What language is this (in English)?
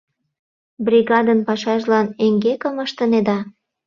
Mari